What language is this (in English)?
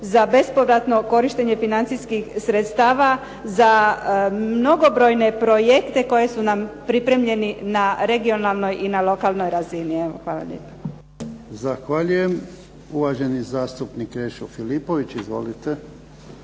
Croatian